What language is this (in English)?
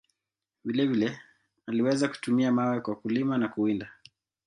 Swahili